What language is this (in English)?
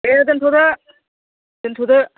Bodo